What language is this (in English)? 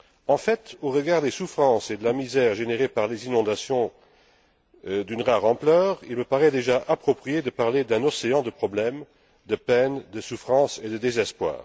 French